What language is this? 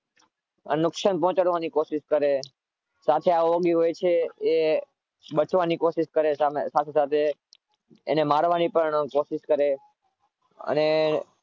Gujarati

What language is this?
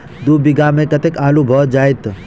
Maithili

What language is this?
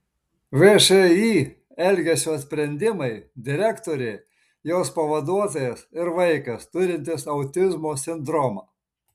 Lithuanian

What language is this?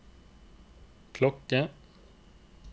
Norwegian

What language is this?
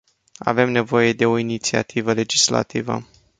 Romanian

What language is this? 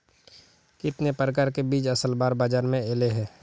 Magahi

